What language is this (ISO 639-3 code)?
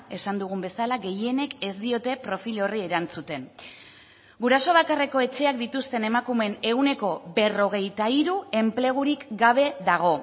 eus